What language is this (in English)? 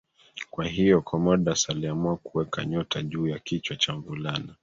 Swahili